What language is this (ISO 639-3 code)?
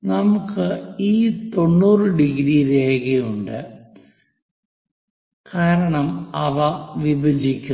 mal